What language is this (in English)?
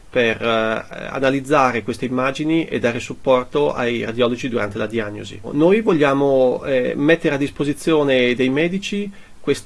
Italian